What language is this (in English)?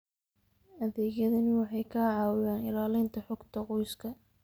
Somali